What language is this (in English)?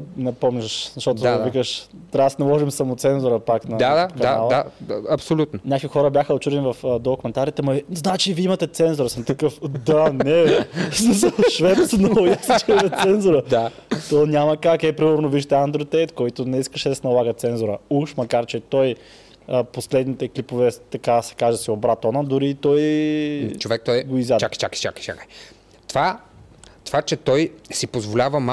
Bulgarian